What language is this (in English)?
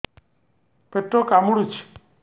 Odia